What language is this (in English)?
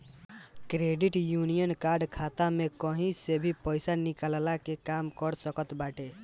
Bhojpuri